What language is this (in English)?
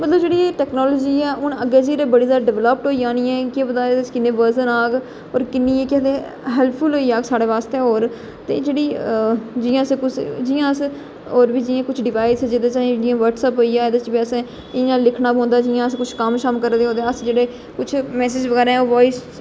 Dogri